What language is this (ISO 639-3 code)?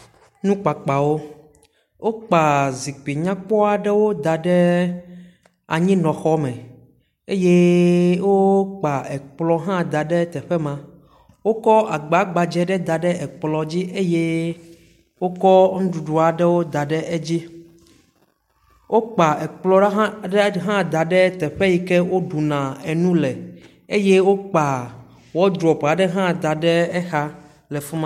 ewe